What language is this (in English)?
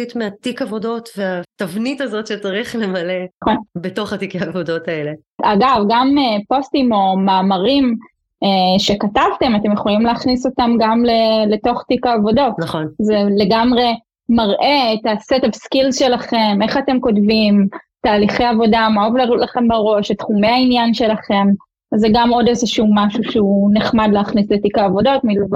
Hebrew